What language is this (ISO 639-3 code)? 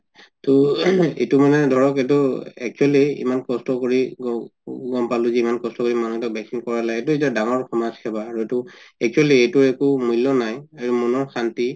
asm